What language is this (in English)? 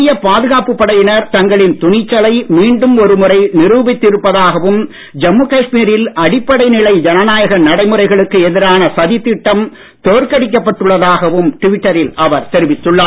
Tamil